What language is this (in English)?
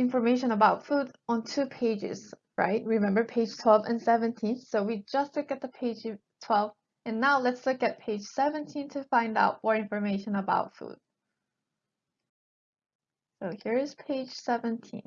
English